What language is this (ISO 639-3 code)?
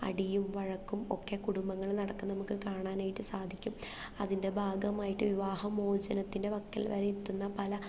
mal